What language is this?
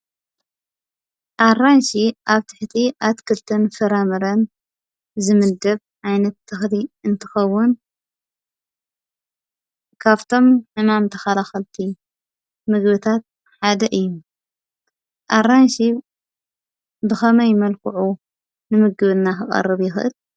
Tigrinya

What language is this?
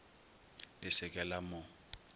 Northern Sotho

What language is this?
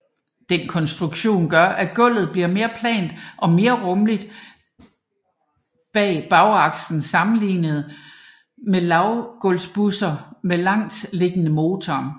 Danish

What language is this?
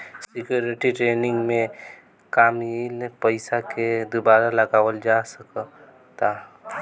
Bhojpuri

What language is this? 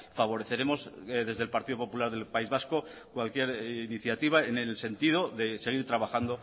Spanish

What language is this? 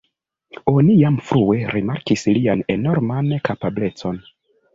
Esperanto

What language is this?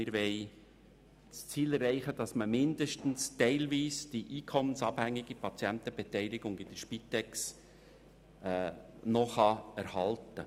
Swiss German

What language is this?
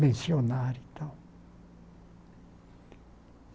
Portuguese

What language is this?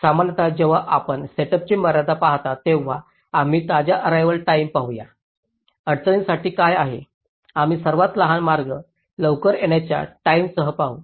Marathi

